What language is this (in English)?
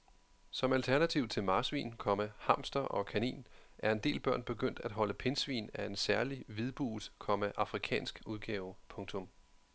Danish